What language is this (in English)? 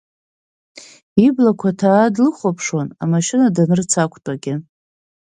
Abkhazian